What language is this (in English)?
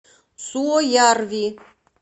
Russian